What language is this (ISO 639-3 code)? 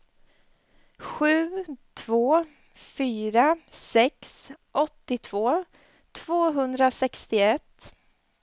swe